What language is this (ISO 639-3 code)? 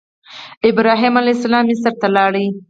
pus